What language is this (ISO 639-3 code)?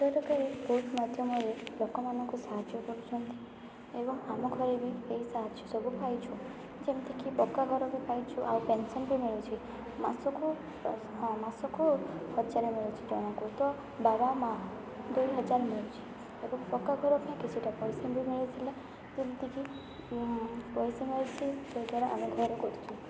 ori